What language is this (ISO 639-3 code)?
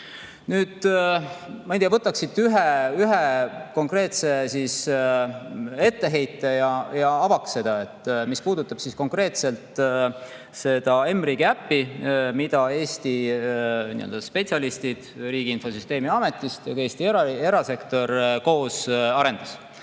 est